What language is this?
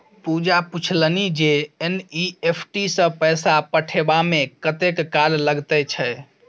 Maithili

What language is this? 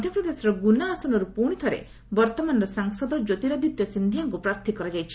Odia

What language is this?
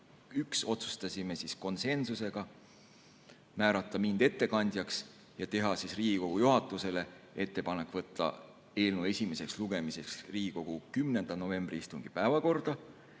Estonian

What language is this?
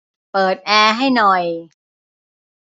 Thai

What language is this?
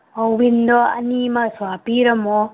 Manipuri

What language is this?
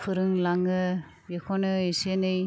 Bodo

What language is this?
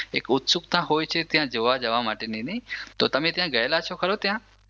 Gujarati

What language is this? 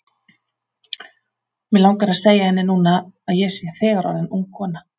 Icelandic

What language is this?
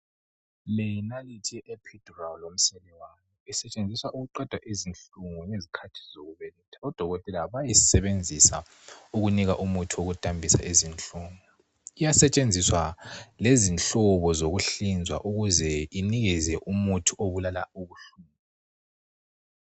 North Ndebele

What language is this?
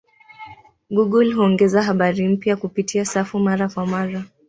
Swahili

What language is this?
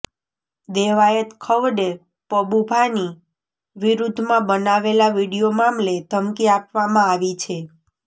Gujarati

